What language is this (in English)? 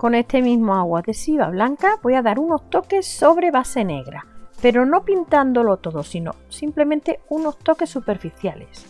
Spanish